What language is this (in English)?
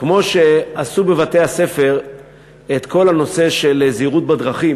Hebrew